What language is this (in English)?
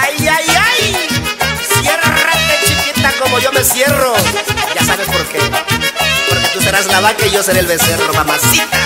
Spanish